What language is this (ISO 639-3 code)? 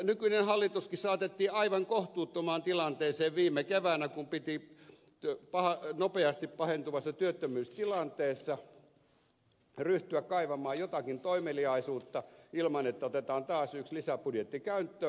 fin